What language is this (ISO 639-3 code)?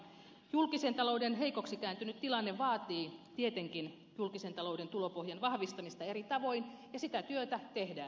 fin